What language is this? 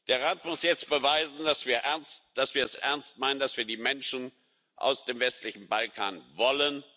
German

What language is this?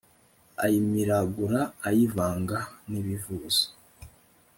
Kinyarwanda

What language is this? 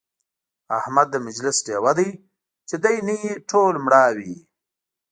Pashto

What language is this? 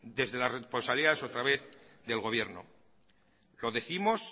Spanish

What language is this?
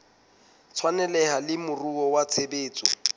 Southern Sotho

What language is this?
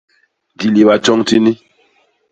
Basaa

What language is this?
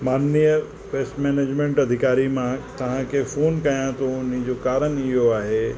Sindhi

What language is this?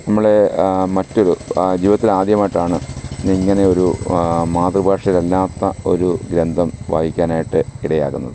Malayalam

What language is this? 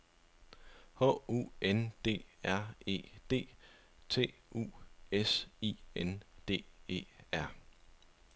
Danish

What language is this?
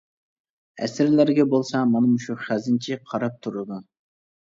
Uyghur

